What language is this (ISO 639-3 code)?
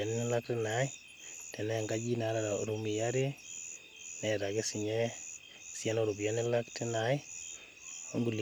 mas